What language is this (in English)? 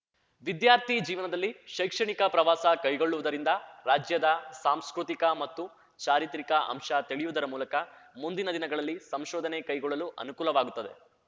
Kannada